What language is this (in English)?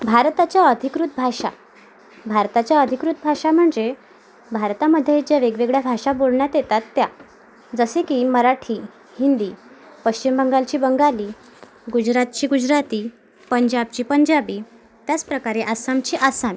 Marathi